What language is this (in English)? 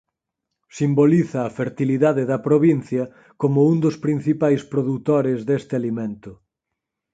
Galician